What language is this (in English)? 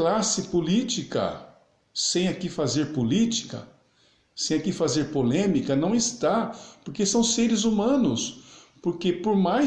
Portuguese